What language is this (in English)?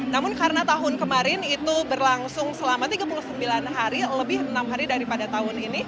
Indonesian